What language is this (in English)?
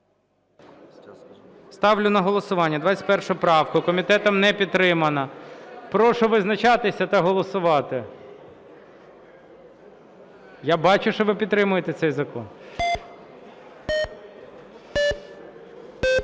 Ukrainian